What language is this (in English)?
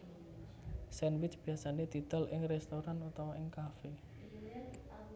Javanese